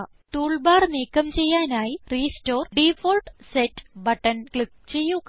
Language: Malayalam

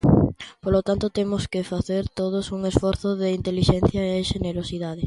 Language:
Galician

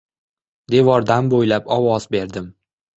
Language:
Uzbek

